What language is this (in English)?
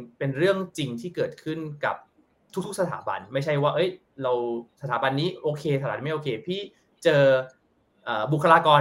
Thai